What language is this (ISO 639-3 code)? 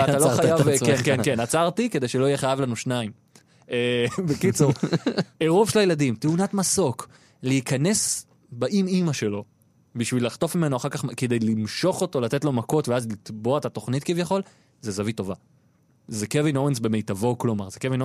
heb